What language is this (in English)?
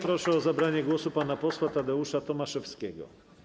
Polish